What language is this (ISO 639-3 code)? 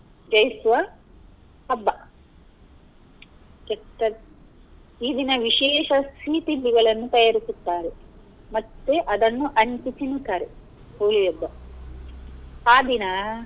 kan